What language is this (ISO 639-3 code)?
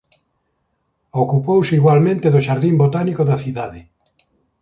glg